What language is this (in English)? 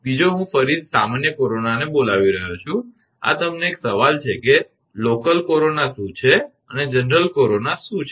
Gujarati